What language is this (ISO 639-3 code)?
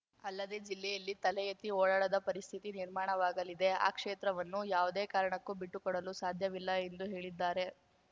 kan